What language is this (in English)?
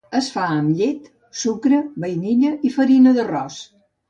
Catalan